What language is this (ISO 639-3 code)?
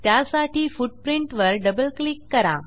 mar